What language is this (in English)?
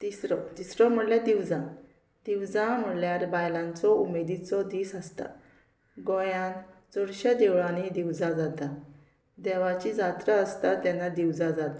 Konkani